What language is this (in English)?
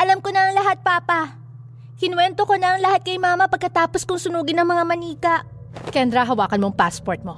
Filipino